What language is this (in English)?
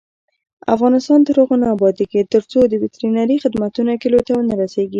Pashto